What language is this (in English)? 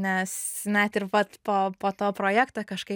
Lithuanian